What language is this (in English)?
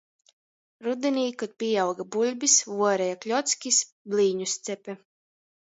Latgalian